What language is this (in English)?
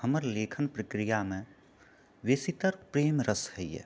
Maithili